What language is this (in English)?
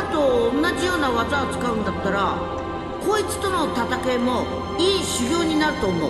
Japanese